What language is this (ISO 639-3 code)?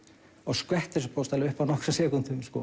isl